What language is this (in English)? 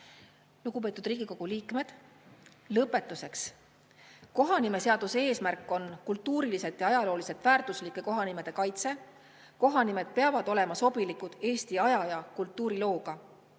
Estonian